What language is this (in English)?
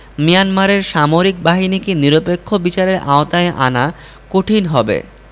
Bangla